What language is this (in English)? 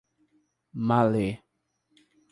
Portuguese